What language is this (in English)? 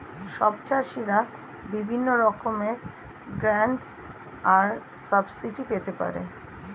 Bangla